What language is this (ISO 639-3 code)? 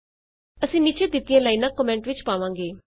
pan